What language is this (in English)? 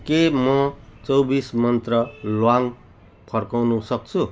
Nepali